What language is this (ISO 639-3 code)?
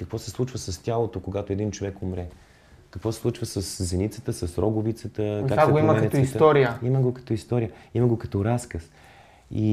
bul